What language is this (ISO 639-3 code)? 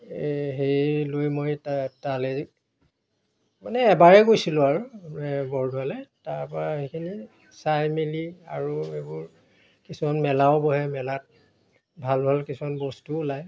asm